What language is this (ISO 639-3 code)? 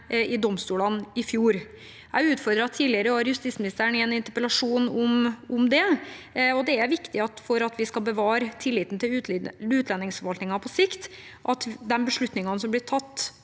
nor